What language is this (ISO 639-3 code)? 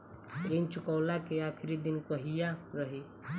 bho